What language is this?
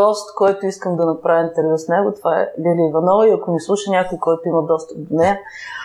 Bulgarian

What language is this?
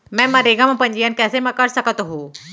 Chhattisgarhi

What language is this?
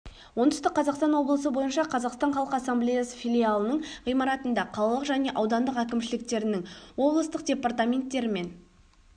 Kazakh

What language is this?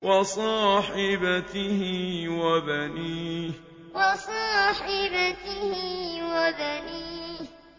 Arabic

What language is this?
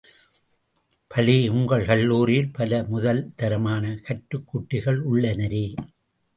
Tamil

